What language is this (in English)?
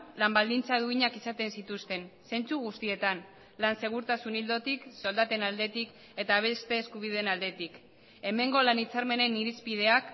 Basque